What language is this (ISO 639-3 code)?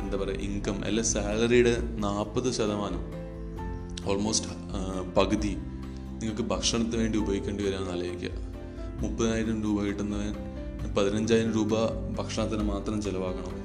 mal